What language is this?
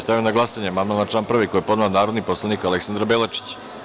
Serbian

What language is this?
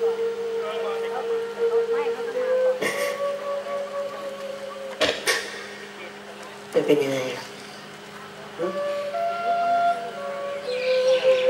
Thai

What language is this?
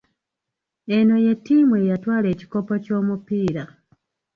Ganda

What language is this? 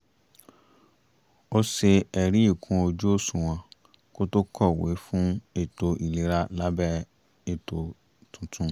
Yoruba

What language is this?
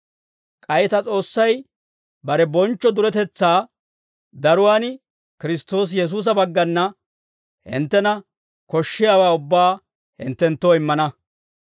Dawro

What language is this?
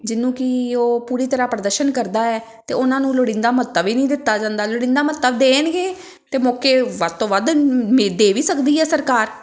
Punjabi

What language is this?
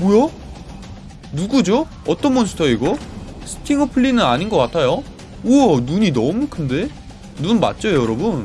Korean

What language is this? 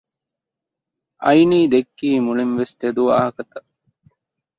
Divehi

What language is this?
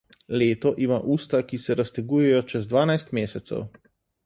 Slovenian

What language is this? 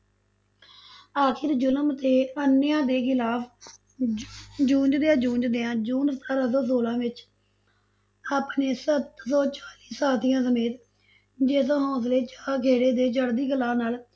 Punjabi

